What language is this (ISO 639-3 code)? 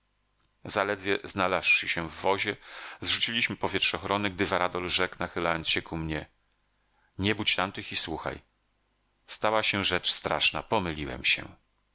pol